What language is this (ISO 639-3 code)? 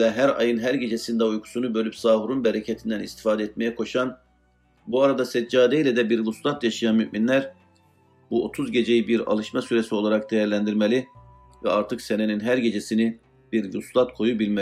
tur